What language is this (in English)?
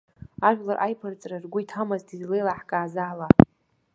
Abkhazian